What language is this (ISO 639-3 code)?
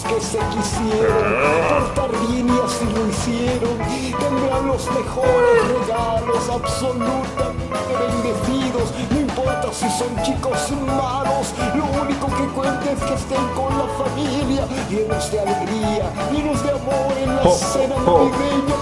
kor